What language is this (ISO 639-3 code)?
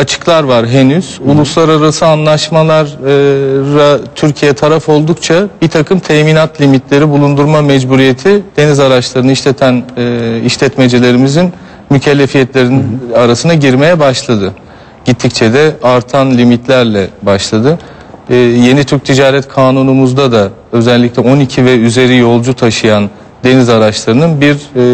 tur